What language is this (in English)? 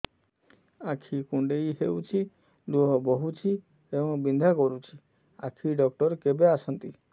Odia